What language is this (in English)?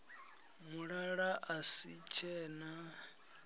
Venda